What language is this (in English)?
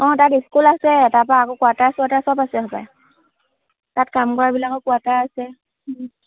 Assamese